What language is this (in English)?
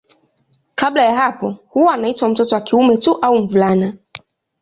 Swahili